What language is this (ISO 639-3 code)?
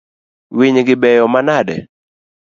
luo